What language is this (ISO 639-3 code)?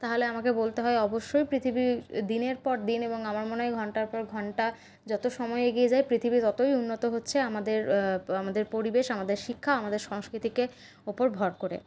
ben